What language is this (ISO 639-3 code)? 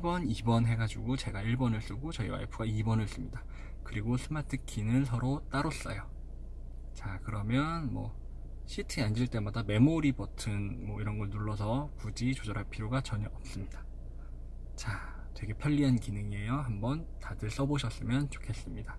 kor